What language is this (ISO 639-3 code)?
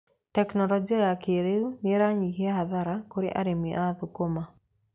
kik